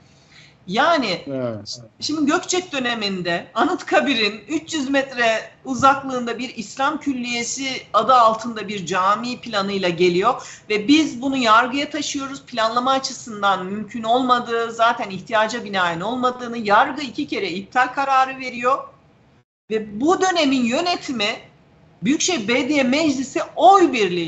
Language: Turkish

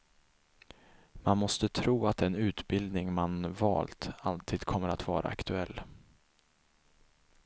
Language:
Swedish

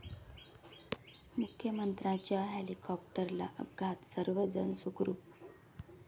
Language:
Marathi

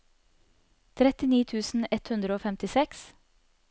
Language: Norwegian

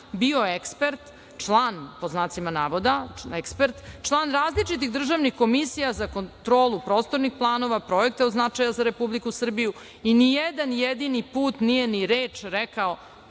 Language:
Serbian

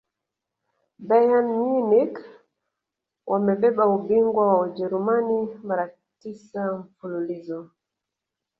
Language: Swahili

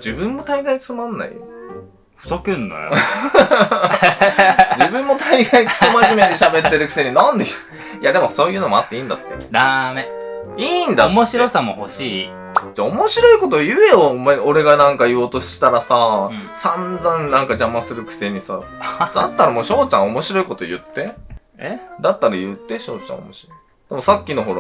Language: Japanese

